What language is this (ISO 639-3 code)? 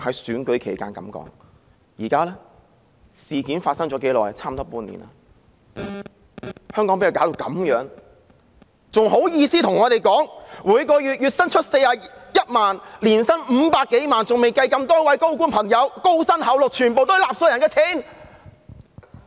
yue